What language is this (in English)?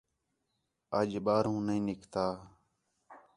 Khetrani